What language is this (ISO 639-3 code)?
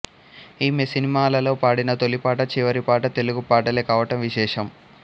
tel